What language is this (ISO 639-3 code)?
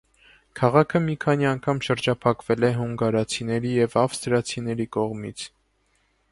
hye